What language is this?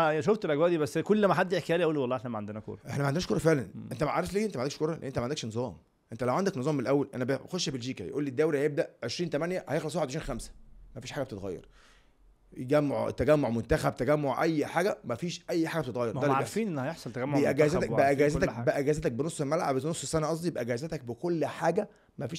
Arabic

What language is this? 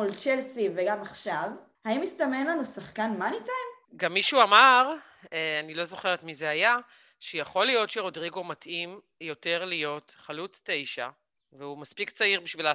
Hebrew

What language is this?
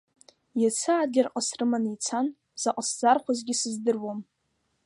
Abkhazian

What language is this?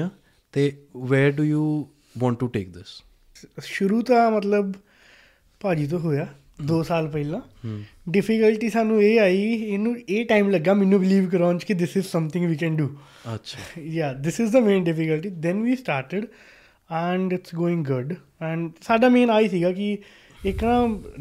Punjabi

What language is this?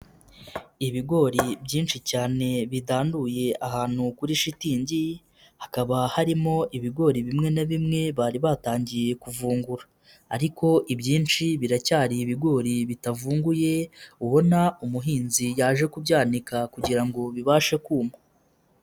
Kinyarwanda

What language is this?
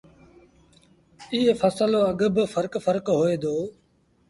Sindhi Bhil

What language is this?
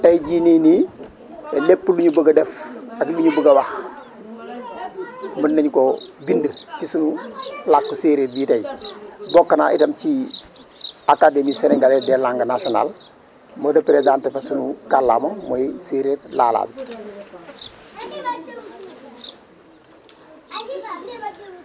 Wolof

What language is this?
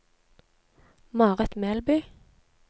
Norwegian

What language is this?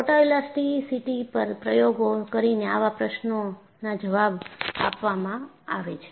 Gujarati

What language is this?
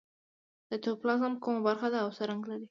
Pashto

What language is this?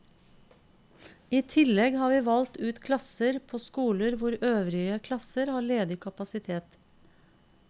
Norwegian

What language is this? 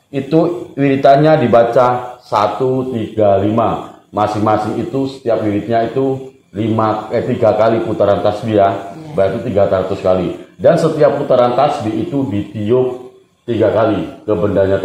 Indonesian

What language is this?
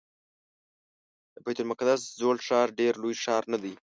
Pashto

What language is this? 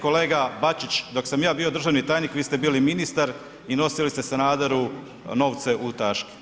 Croatian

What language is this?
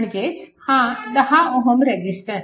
Marathi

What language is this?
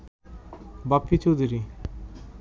Bangla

